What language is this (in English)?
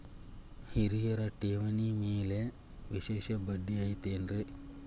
Kannada